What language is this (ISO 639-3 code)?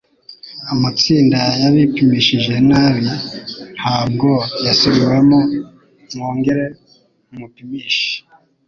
kin